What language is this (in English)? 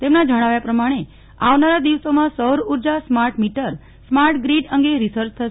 Gujarati